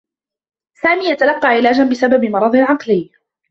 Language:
Arabic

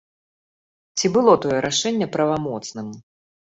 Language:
Belarusian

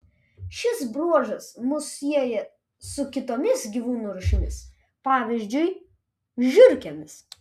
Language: Lithuanian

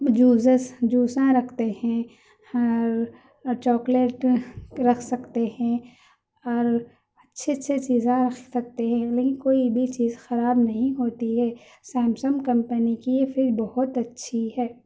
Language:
Urdu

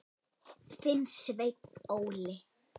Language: Icelandic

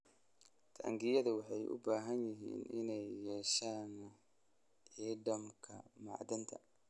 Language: Somali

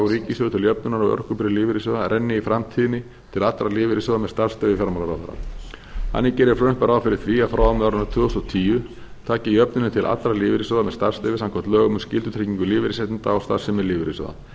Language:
Icelandic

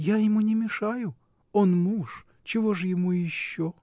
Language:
Russian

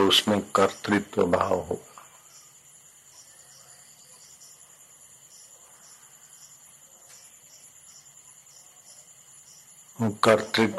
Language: Hindi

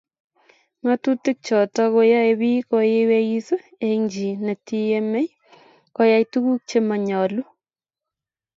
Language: Kalenjin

